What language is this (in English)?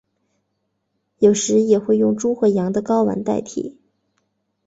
Chinese